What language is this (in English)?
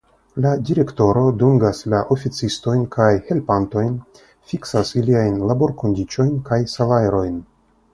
Esperanto